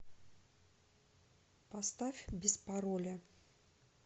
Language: Russian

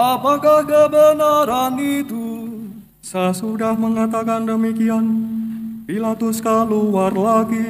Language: Indonesian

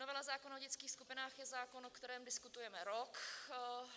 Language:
Czech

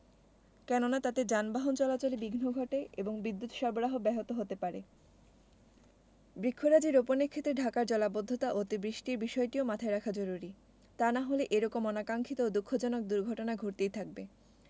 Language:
Bangla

